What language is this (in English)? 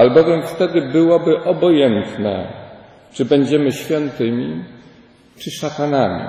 Polish